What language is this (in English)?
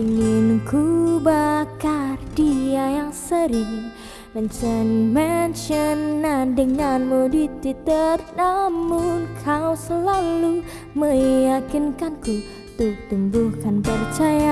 Indonesian